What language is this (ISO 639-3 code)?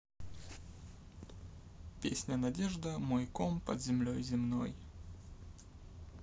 rus